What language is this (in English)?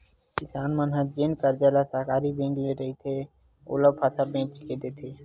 Chhattisgarhi